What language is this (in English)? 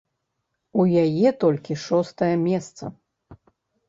Belarusian